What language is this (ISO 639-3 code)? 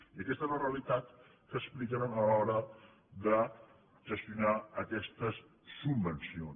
cat